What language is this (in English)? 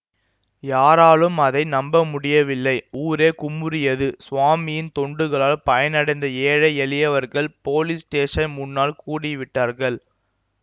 Tamil